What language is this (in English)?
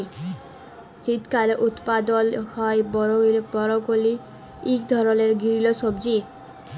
Bangla